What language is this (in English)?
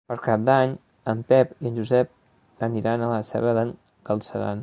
Catalan